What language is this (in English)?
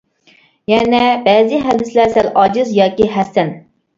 Uyghur